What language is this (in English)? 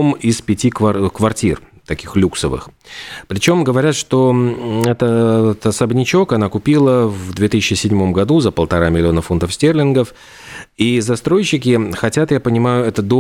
Russian